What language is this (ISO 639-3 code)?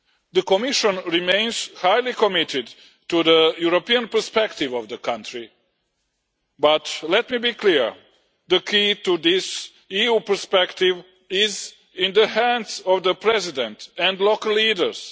eng